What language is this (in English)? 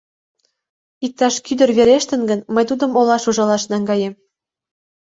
Mari